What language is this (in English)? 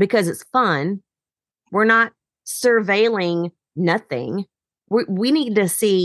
English